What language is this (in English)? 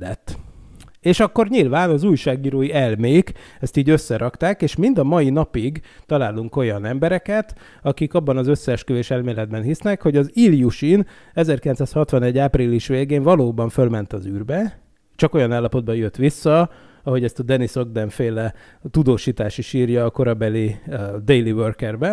Hungarian